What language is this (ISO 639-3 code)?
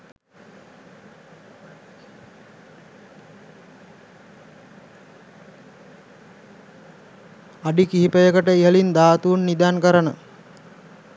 sin